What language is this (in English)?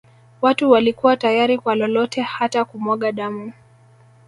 Swahili